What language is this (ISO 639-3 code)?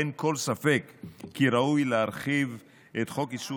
heb